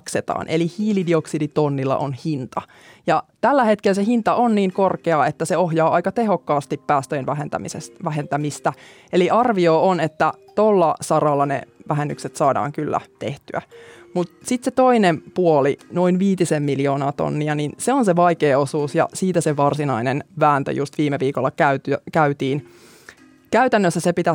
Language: Finnish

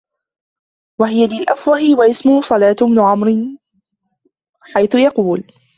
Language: Arabic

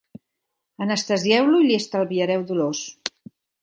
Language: Catalan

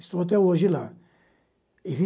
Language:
Portuguese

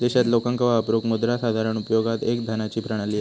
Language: Marathi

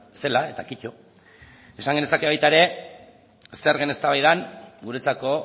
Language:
Basque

